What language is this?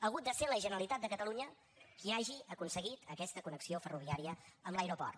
Catalan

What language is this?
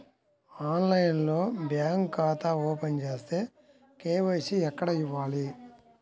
Telugu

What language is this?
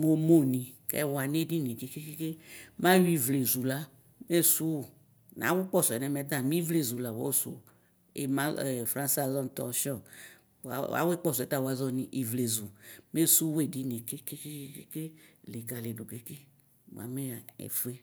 Ikposo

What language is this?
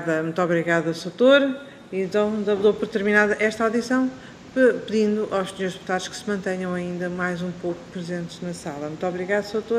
Portuguese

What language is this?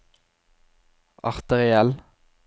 Norwegian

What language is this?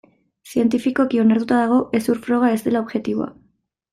Basque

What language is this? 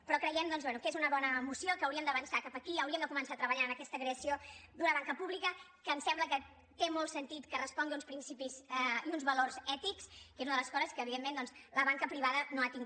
Catalan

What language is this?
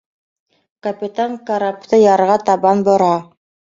Bashkir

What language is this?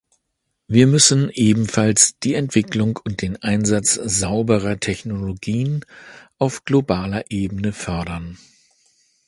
German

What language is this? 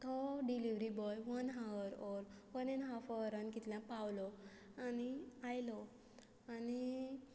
Konkani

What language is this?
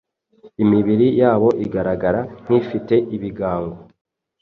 Kinyarwanda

